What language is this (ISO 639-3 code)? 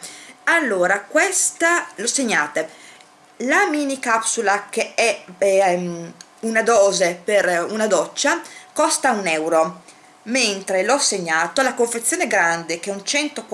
ita